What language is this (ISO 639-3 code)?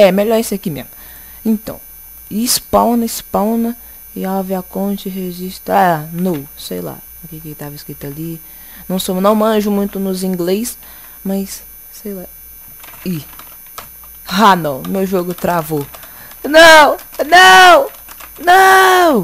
por